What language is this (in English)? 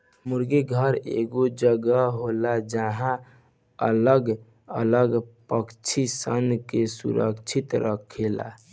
Bhojpuri